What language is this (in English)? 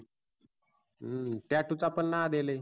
Marathi